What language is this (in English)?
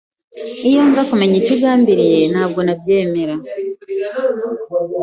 Kinyarwanda